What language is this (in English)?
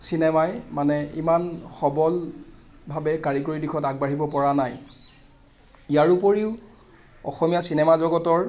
Assamese